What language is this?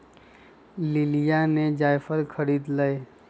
Magahi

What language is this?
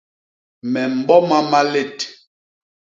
Basaa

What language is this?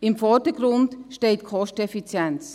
Swiss German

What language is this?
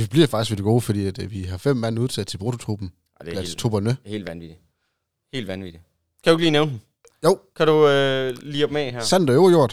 Danish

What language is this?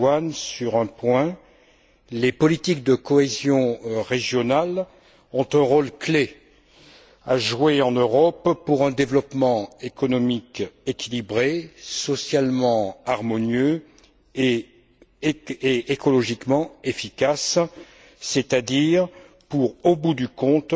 French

